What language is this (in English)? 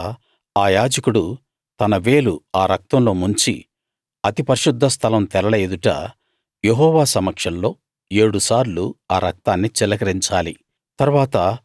Telugu